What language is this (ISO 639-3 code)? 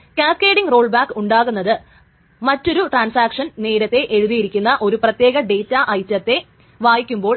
mal